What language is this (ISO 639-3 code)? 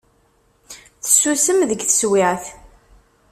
kab